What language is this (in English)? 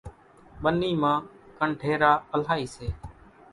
Kachi Koli